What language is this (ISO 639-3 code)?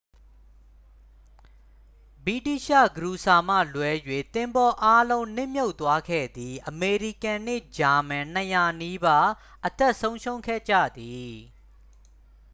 mya